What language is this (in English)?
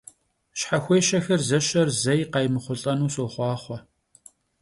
Kabardian